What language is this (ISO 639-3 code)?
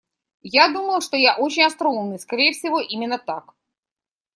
rus